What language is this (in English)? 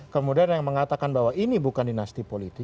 Indonesian